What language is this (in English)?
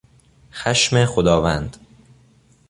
Persian